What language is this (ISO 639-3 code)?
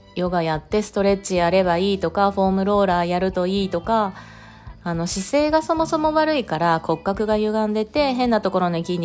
jpn